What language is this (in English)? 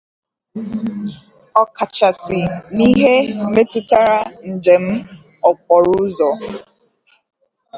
Igbo